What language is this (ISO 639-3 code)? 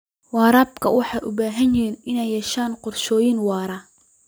som